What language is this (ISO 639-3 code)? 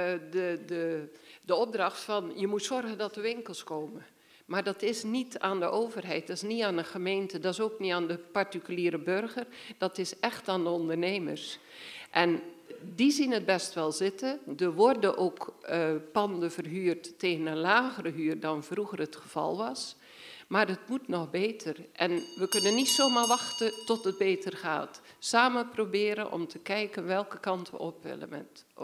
nld